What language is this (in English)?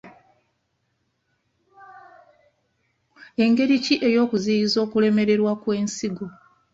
Ganda